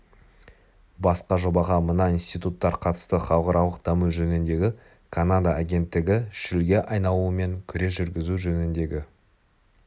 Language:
Kazakh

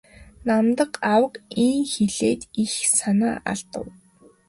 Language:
Mongolian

